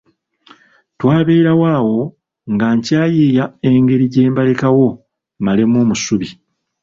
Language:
Ganda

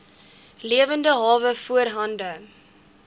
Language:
Afrikaans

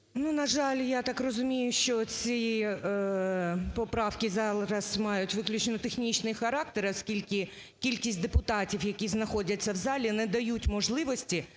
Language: Ukrainian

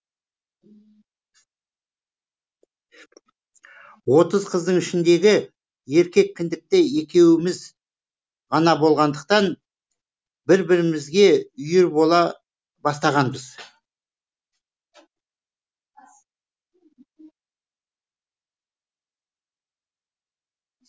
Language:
Kazakh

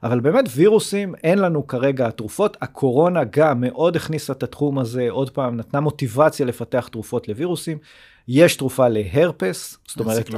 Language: Hebrew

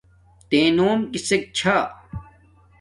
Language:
Domaaki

